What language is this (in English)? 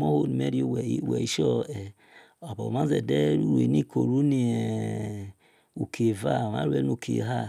Esan